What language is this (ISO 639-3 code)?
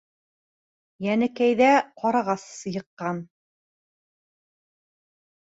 bak